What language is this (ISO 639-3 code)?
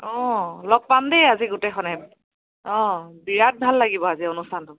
asm